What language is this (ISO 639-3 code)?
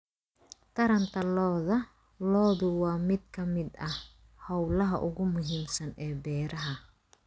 som